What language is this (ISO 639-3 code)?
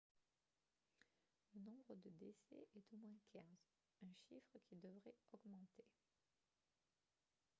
fra